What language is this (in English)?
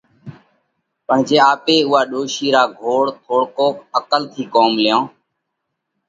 Parkari Koli